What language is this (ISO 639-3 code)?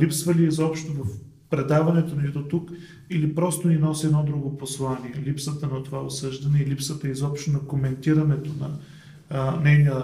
bul